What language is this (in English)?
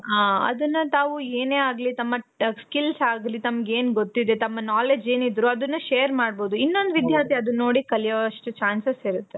Kannada